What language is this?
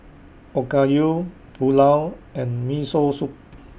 English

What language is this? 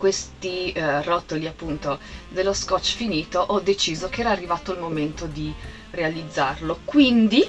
Italian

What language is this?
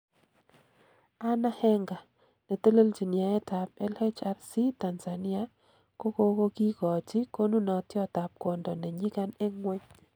Kalenjin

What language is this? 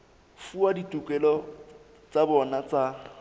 Southern Sotho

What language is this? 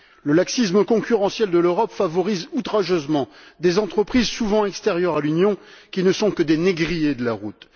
French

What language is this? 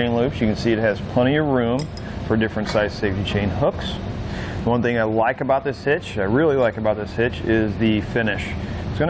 English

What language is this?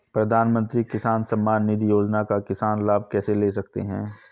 Hindi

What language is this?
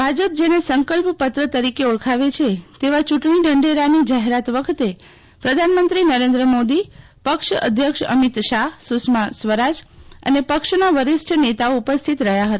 Gujarati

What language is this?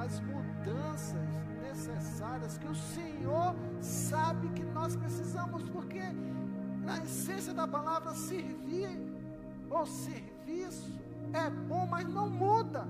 Portuguese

